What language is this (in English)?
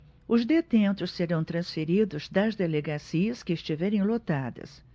Portuguese